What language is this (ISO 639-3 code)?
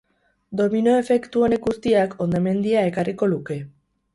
eus